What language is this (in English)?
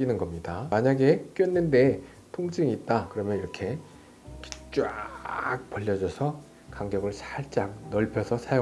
Korean